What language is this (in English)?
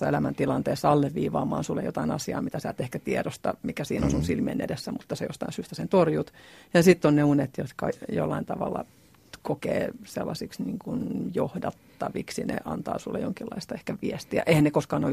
Finnish